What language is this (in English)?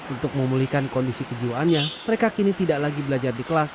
Indonesian